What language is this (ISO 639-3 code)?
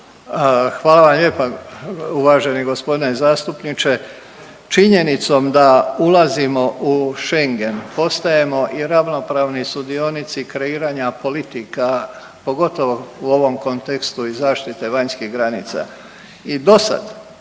hrv